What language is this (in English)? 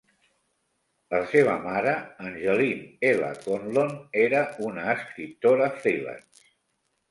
Catalan